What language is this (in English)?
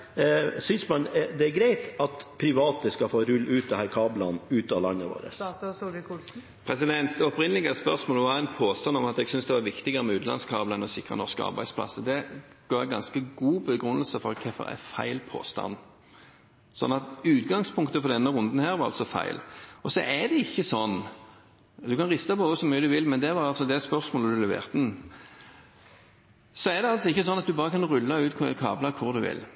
Norwegian Bokmål